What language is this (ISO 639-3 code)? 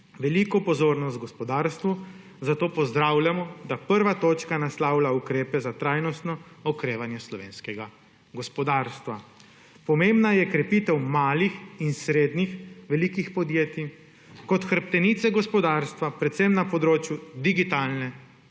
slv